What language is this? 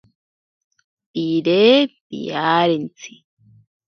Ashéninka Perené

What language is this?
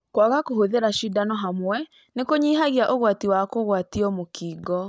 Kikuyu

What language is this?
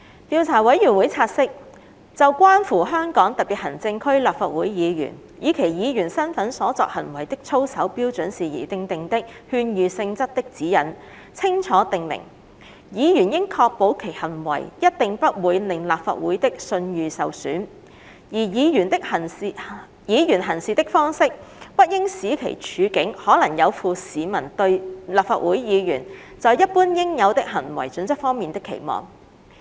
Cantonese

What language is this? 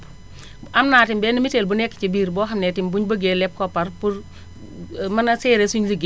Wolof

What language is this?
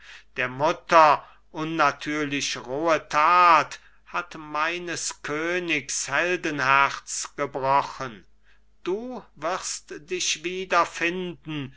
German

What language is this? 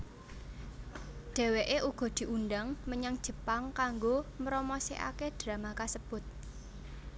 Javanese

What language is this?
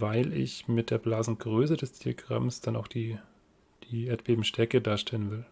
German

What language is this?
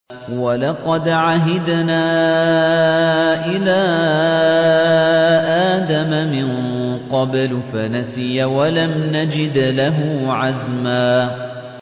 Arabic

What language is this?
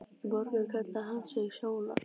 Icelandic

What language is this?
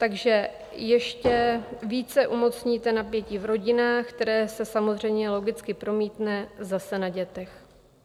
Czech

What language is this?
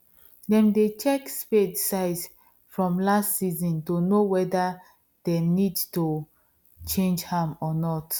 Nigerian Pidgin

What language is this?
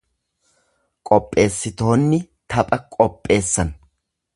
Oromo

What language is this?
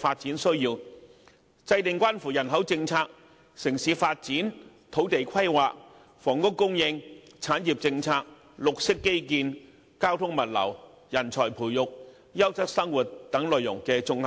Cantonese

